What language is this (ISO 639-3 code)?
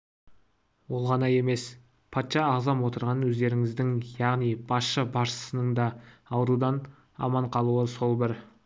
kaz